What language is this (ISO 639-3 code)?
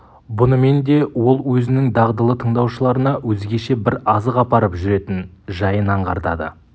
kaz